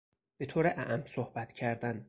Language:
Persian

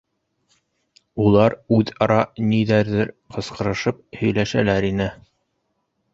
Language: Bashkir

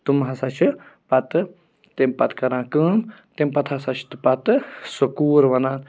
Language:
Kashmiri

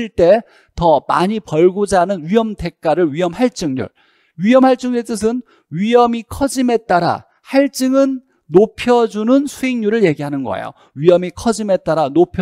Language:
Korean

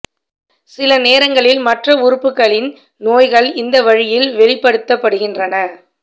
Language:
Tamil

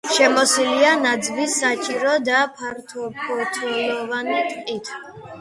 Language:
Georgian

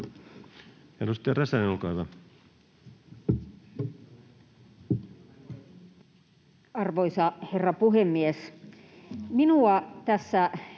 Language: Finnish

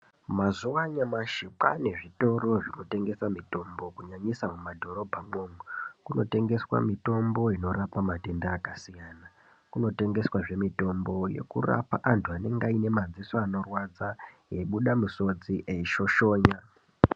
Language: Ndau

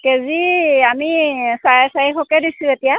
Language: Assamese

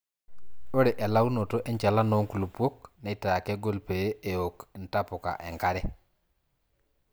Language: Masai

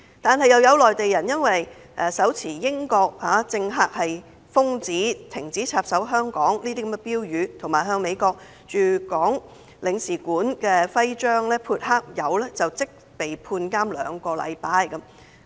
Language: Cantonese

